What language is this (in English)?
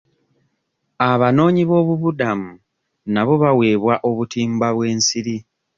Ganda